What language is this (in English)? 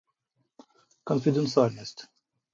Russian